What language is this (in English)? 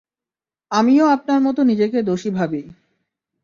Bangla